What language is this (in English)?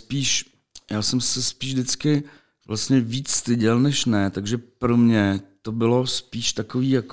Czech